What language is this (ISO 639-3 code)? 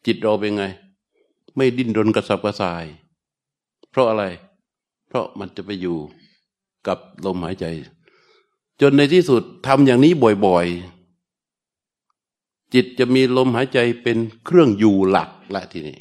tha